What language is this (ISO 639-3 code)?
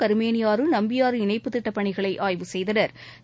tam